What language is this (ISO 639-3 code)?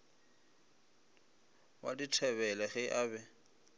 nso